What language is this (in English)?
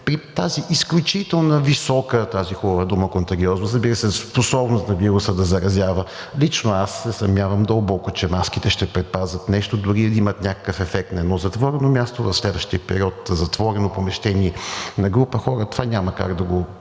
Bulgarian